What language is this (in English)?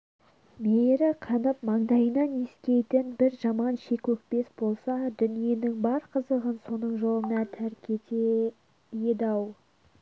Kazakh